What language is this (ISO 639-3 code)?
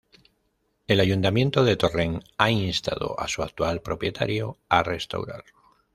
spa